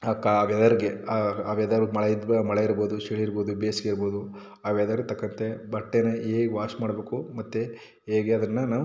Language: Kannada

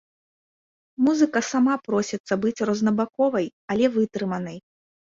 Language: Belarusian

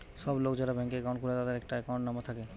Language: Bangla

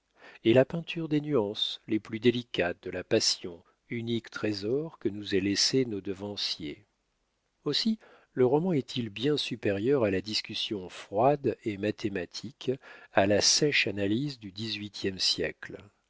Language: French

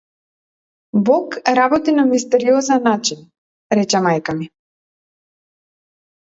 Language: Macedonian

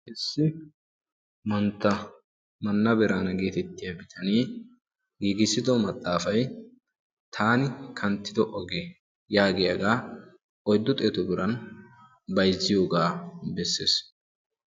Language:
Wolaytta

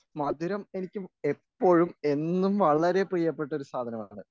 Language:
Malayalam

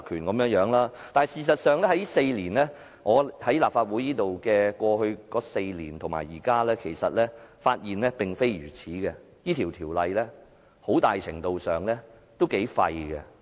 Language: Cantonese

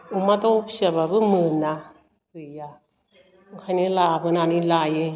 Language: Bodo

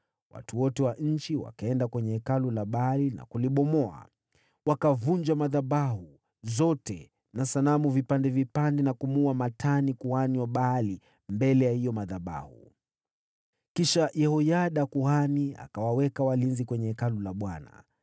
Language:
Swahili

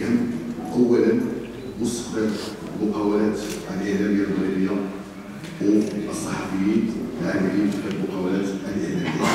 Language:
Arabic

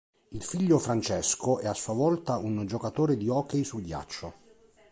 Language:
Italian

